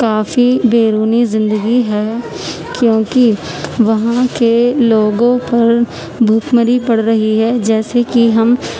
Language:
Urdu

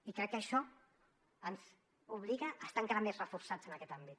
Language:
Catalan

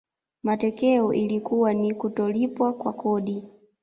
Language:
Swahili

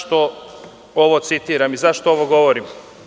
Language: Serbian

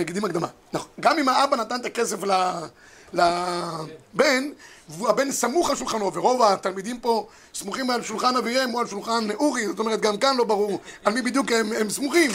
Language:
Hebrew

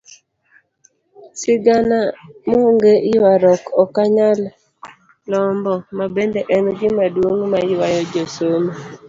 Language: Luo (Kenya and Tanzania)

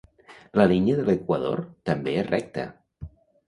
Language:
Catalan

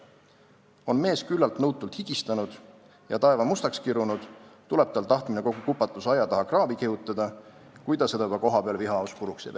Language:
Estonian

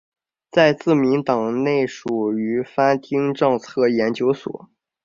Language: Chinese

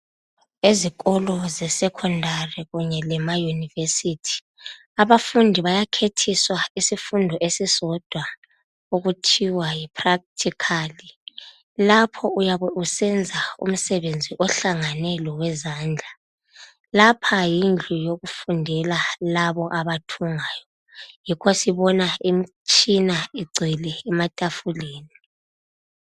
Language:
North Ndebele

